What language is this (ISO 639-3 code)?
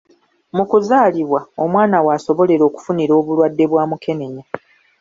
lug